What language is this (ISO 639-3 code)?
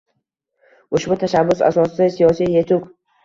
uzb